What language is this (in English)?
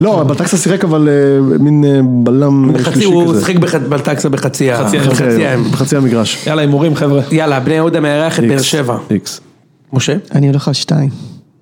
Hebrew